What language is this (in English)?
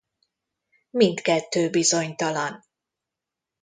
Hungarian